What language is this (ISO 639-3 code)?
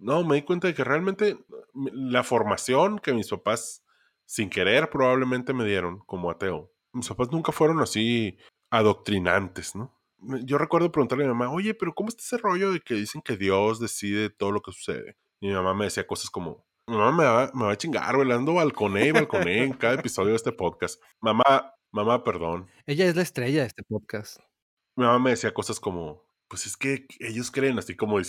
spa